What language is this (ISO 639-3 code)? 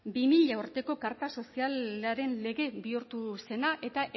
eus